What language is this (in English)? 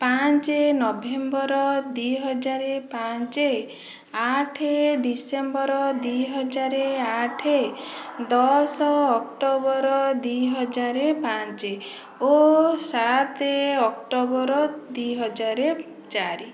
Odia